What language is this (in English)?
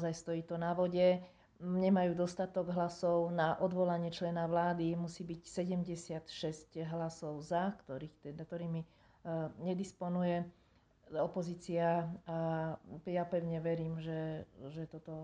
Slovak